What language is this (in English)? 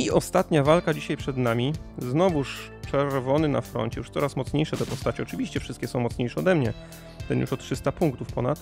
Polish